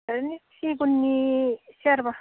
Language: Bodo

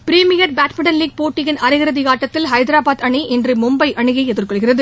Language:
Tamil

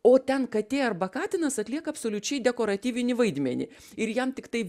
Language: Lithuanian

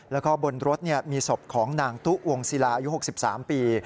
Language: Thai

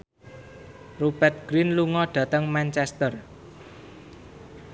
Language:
Javanese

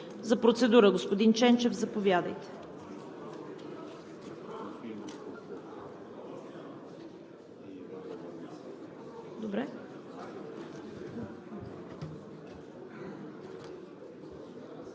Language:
Bulgarian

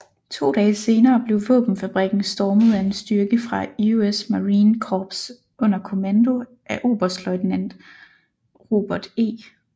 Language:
Danish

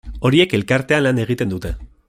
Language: Basque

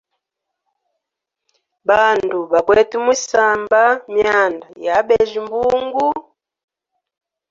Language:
Hemba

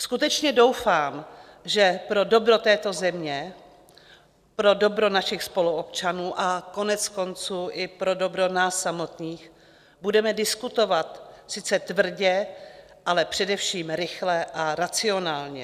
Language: Czech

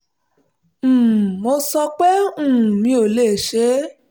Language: Yoruba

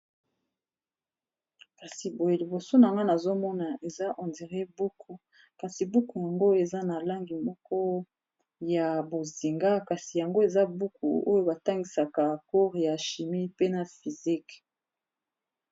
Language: Lingala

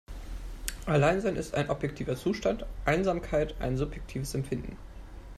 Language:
German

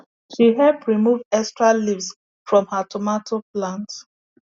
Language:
Nigerian Pidgin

